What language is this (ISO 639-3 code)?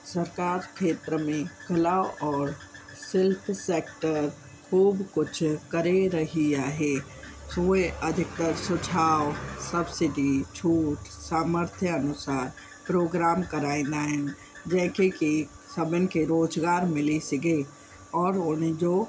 snd